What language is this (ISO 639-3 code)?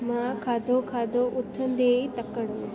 snd